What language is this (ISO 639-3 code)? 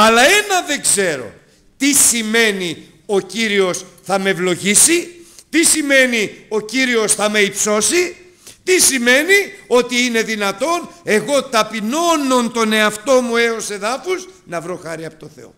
ell